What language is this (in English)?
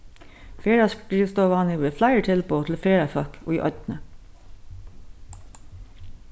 Faroese